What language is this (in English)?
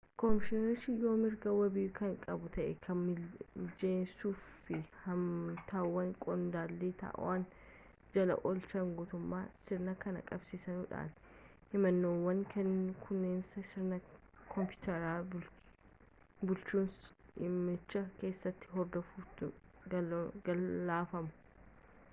Oromo